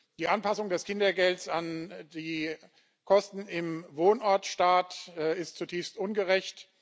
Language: German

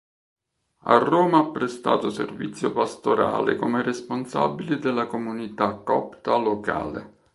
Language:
Italian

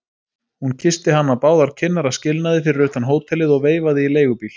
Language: Icelandic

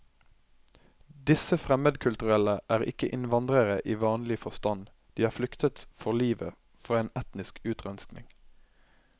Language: Norwegian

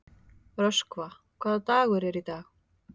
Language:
Icelandic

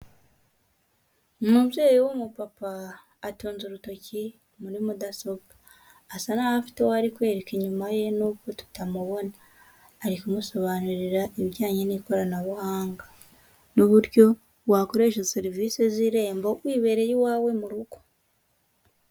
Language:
Kinyarwanda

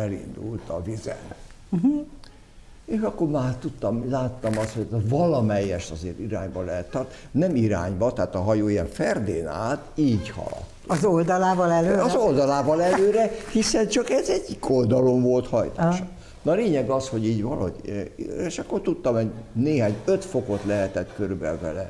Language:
Hungarian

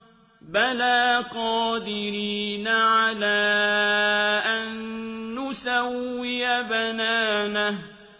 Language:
Arabic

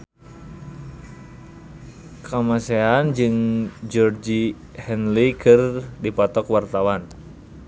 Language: Sundanese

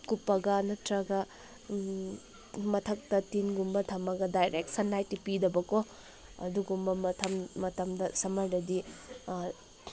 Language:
Manipuri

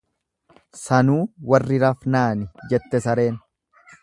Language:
Oromo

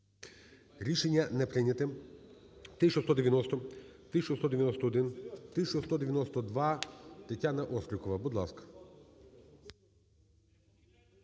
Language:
Ukrainian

